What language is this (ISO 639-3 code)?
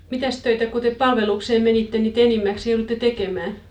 fin